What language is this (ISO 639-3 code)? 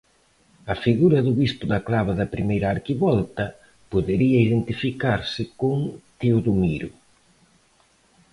glg